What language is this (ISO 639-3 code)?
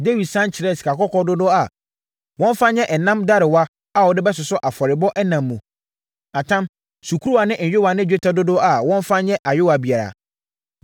aka